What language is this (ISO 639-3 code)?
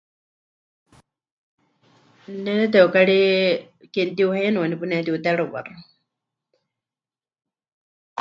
hch